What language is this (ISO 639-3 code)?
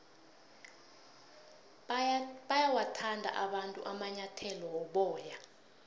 nbl